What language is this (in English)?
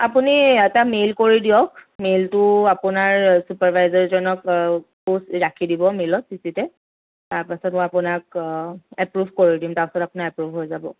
Assamese